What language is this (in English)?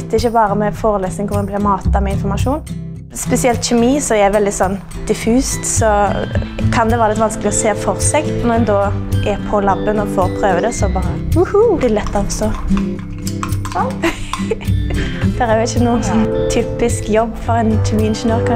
Norwegian